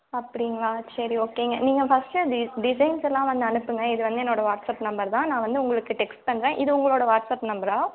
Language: Tamil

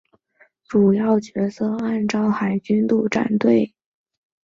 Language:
Chinese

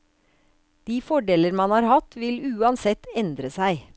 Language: Norwegian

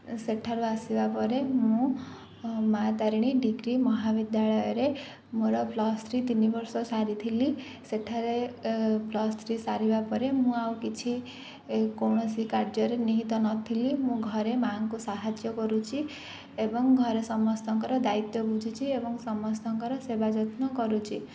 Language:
Odia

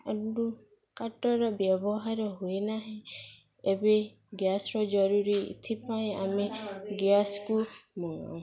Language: Odia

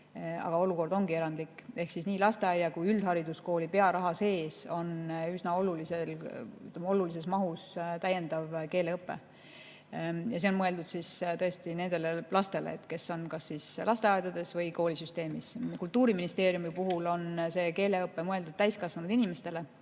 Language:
Estonian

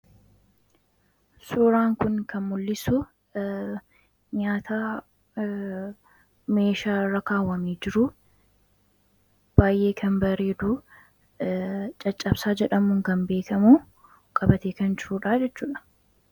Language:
Oromo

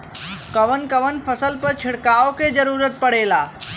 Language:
Bhojpuri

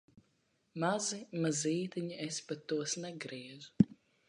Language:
Latvian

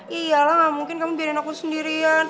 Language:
Indonesian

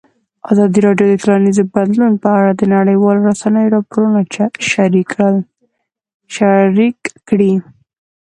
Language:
Pashto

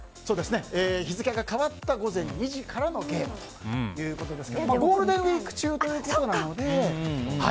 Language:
Japanese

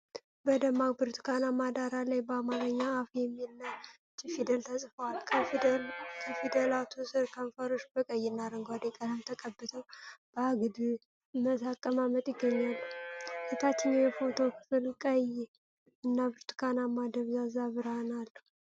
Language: Amharic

